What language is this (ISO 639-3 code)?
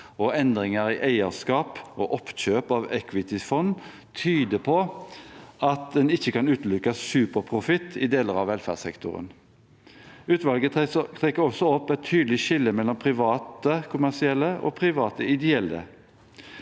nor